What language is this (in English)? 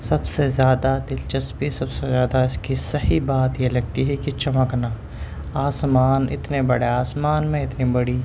Urdu